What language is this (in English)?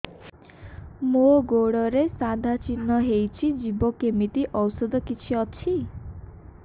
Odia